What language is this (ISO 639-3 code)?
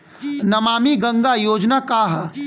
bho